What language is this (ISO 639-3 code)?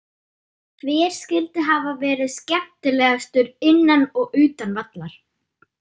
isl